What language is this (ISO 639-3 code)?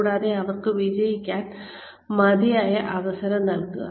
mal